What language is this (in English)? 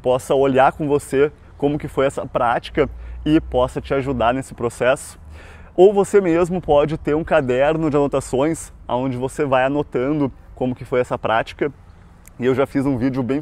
Portuguese